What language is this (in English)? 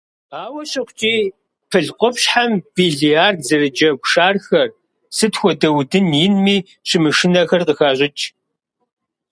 Kabardian